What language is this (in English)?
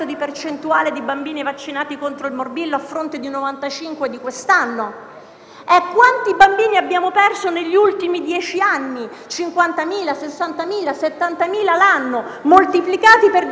Italian